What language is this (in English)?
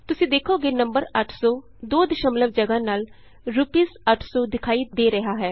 Punjabi